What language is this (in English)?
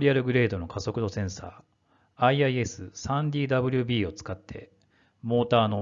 Japanese